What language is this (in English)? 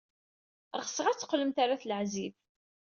Kabyle